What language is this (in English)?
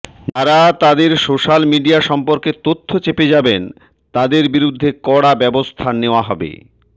Bangla